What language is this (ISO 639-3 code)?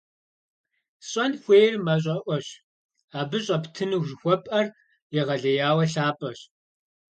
kbd